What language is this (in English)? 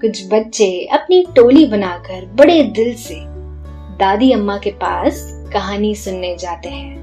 Hindi